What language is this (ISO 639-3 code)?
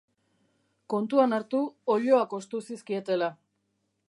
eus